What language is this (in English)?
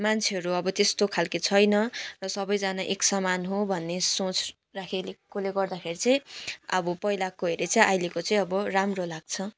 Nepali